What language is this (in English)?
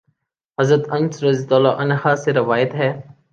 Urdu